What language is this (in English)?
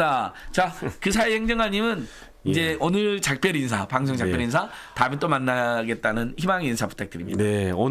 Korean